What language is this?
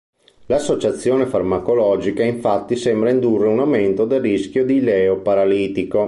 Italian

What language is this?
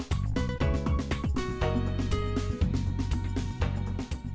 Vietnamese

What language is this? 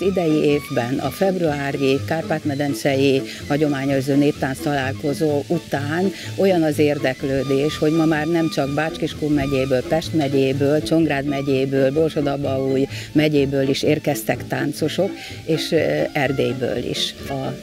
Hungarian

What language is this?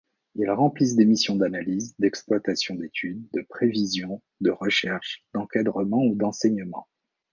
French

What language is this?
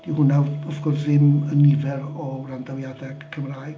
Welsh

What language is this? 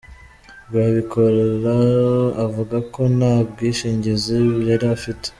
Kinyarwanda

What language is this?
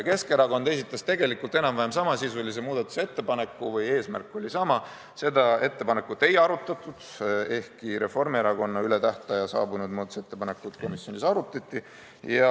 Estonian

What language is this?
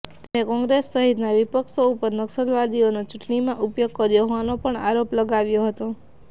Gujarati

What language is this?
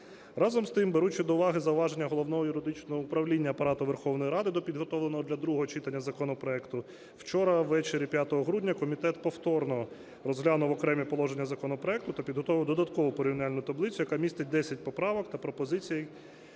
Ukrainian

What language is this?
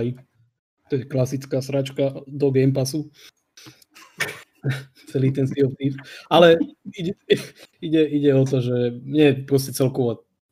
Slovak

